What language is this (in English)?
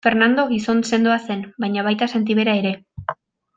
Basque